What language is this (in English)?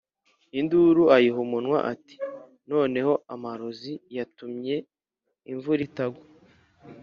Kinyarwanda